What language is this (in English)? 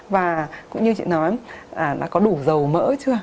Vietnamese